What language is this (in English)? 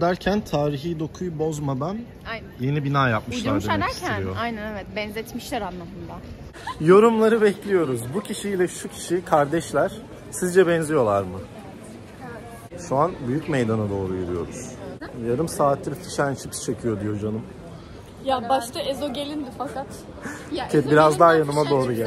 Turkish